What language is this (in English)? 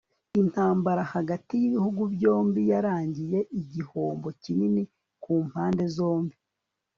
Kinyarwanda